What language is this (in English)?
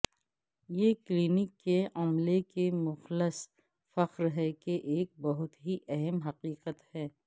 Urdu